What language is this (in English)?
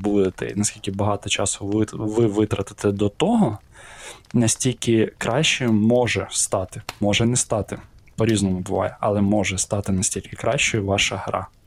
Ukrainian